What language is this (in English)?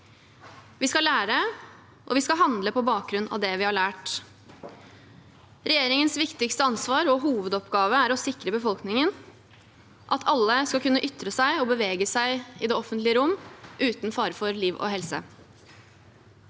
Norwegian